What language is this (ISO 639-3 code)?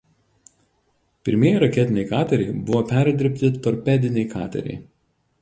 lit